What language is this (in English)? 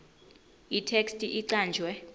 Swati